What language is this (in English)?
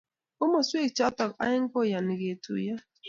Kalenjin